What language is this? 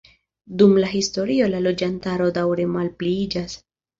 Esperanto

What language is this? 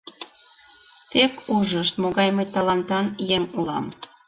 Mari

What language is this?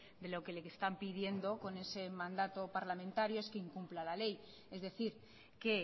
Spanish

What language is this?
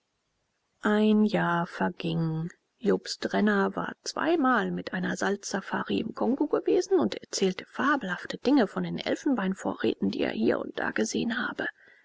German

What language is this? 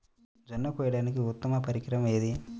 Telugu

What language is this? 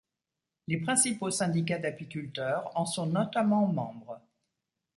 French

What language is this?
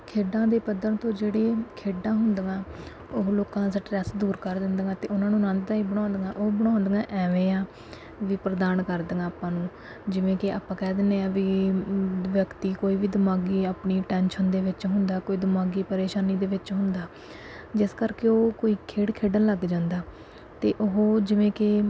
Punjabi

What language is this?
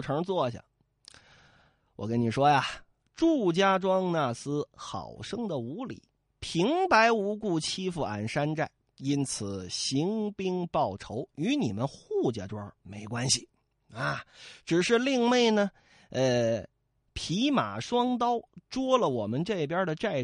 Chinese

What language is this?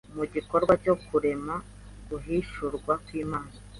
Kinyarwanda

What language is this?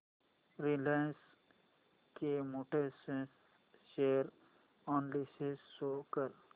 Marathi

